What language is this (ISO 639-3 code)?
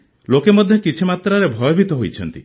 ori